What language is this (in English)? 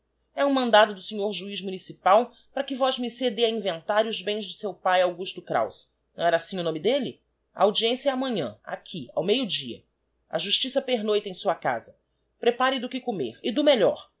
Portuguese